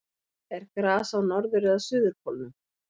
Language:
Icelandic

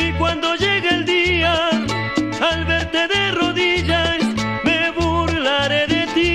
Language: Spanish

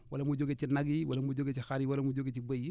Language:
Wolof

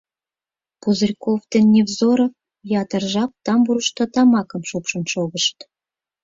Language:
Mari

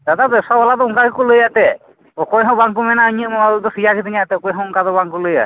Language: Santali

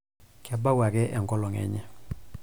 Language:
Masai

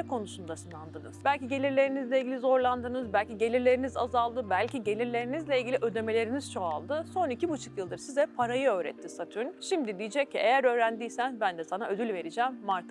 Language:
Turkish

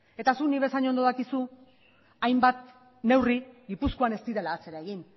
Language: Basque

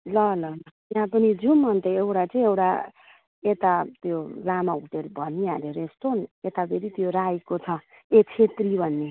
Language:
Nepali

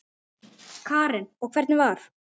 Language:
Icelandic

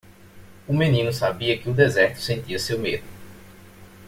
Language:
Portuguese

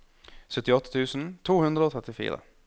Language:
Norwegian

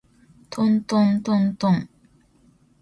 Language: Japanese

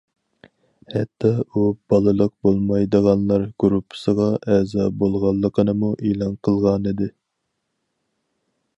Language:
Uyghur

